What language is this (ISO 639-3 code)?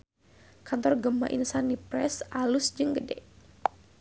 sun